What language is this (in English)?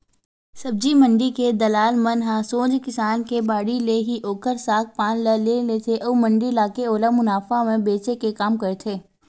Chhattisgarhi